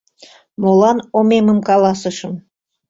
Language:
Mari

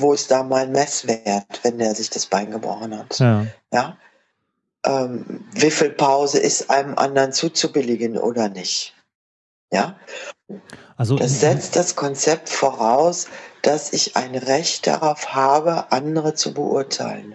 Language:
German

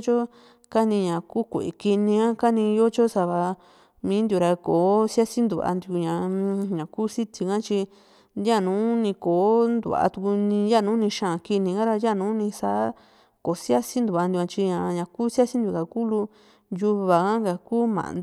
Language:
Juxtlahuaca Mixtec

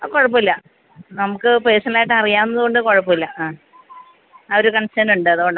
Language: Malayalam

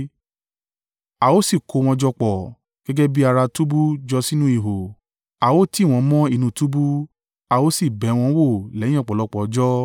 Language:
Yoruba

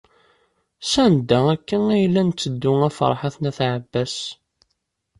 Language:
Kabyle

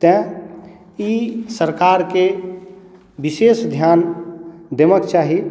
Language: Maithili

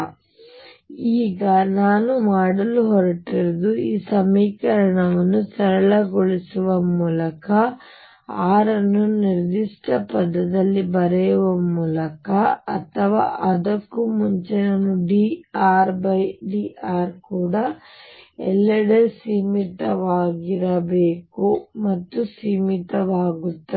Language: Kannada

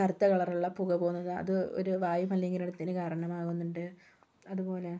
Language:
Malayalam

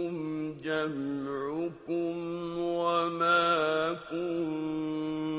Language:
Arabic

